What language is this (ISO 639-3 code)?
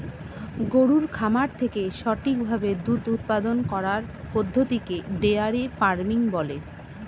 ben